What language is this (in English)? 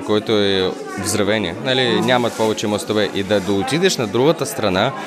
Bulgarian